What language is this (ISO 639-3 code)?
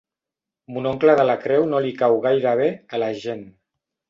cat